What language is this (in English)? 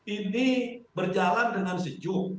Indonesian